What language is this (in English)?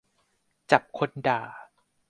Thai